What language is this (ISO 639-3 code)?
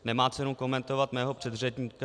ces